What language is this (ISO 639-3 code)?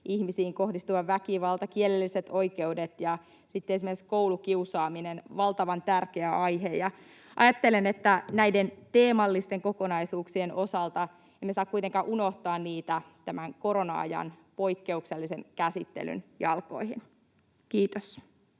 fin